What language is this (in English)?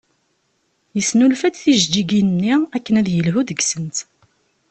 Kabyle